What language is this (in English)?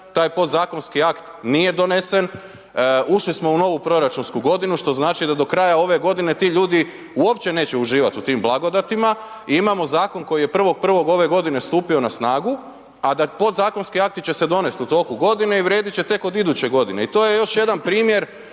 Croatian